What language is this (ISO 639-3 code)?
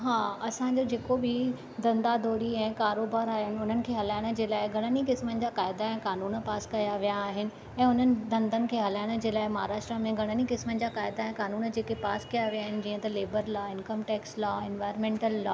snd